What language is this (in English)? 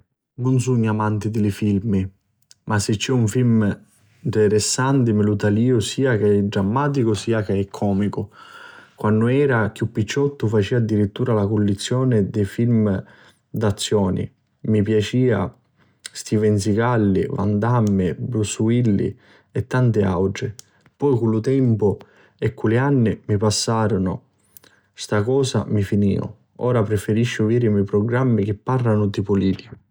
Sicilian